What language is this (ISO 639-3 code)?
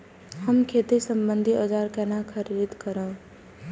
mai